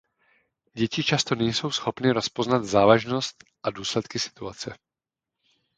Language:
Czech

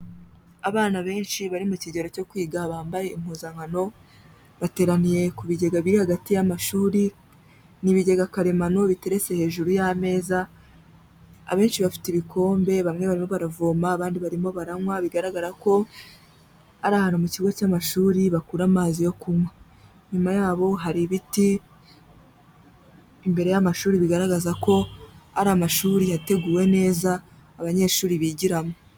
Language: Kinyarwanda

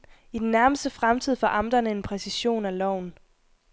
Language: Danish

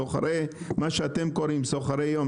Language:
Hebrew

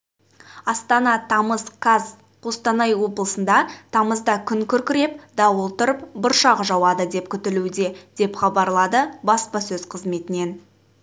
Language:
Kazakh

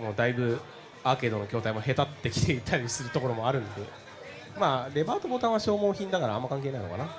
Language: Japanese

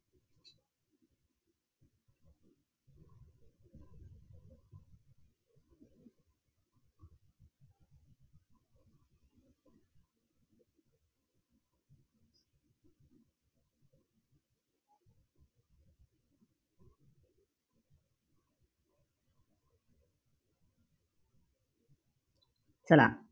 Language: Marathi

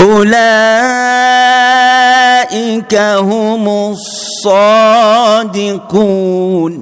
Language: Arabic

